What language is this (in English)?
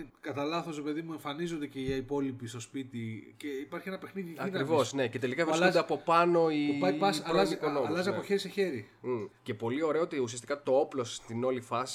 Greek